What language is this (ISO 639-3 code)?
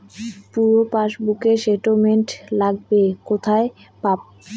ben